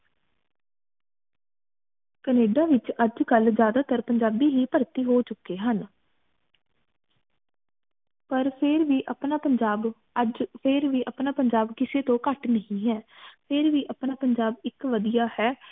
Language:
Punjabi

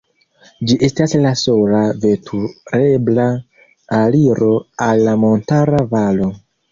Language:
Esperanto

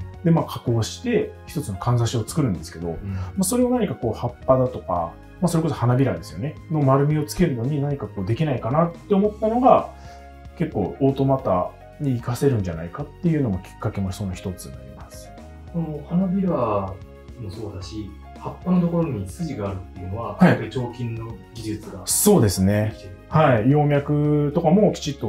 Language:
Japanese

